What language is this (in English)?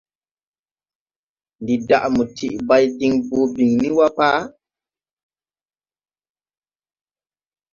Tupuri